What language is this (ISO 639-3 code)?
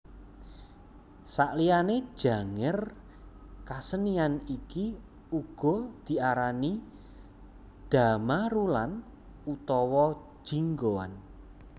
jav